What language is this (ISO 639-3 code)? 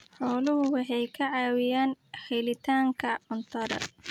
som